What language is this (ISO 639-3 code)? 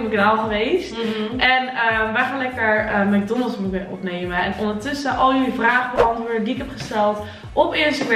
nld